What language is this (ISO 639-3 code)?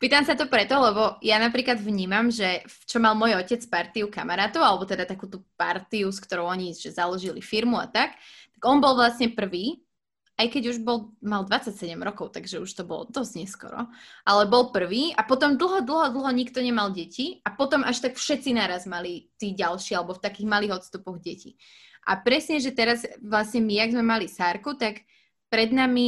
slk